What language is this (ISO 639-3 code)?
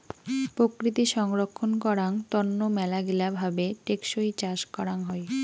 ben